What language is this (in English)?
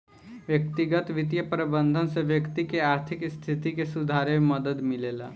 Bhojpuri